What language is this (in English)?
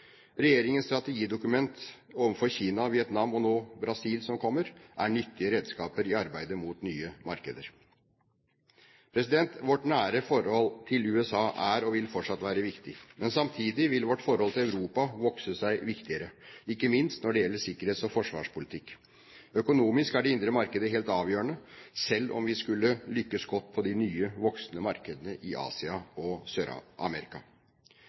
Norwegian Bokmål